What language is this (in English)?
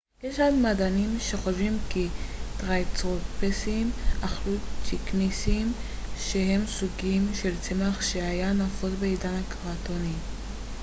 Hebrew